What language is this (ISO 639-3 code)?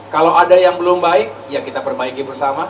ind